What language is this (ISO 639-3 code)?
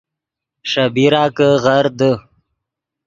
ydg